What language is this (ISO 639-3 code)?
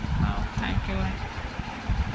ori